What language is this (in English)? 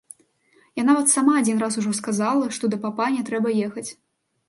Belarusian